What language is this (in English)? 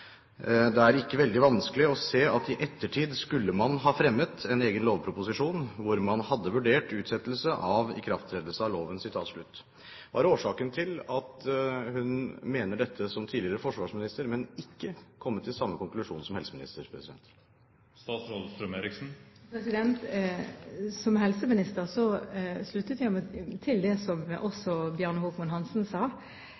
Norwegian Bokmål